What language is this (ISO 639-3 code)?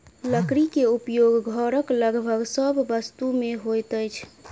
mai